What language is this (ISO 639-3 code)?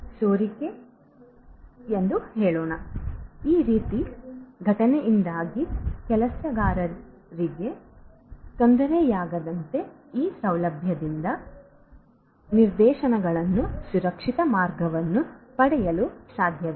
kan